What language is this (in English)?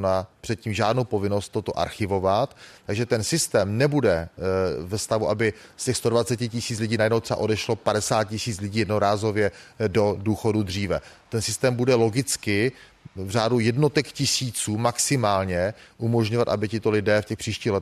Czech